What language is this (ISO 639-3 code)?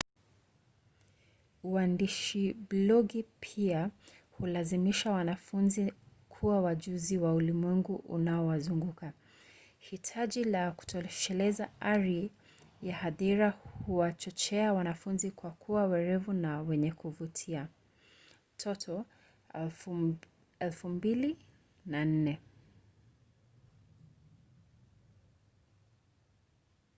swa